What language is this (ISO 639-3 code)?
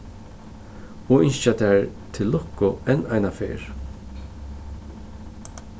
fao